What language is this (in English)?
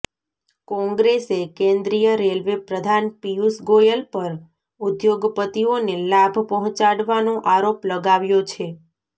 Gujarati